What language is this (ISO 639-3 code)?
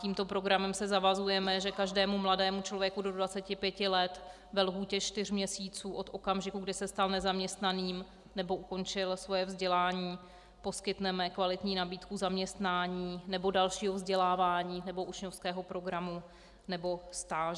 ces